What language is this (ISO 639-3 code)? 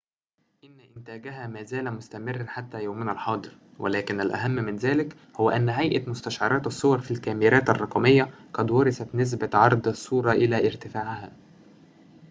ara